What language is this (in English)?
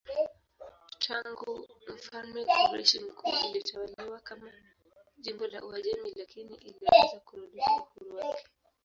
Swahili